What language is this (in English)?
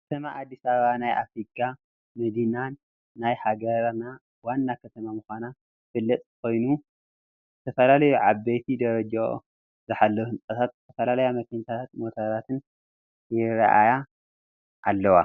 Tigrinya